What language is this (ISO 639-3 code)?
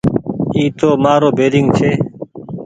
gig